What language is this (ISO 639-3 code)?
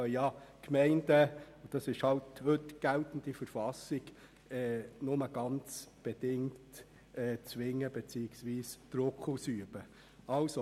gsw